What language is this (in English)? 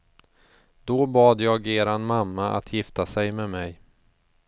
Swedish